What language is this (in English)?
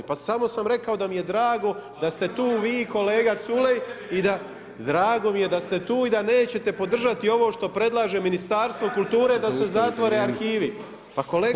Croatian